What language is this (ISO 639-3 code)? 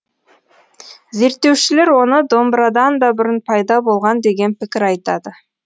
kaz